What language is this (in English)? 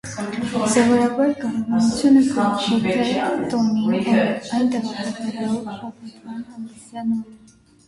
Armenian